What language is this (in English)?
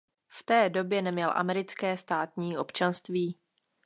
Czech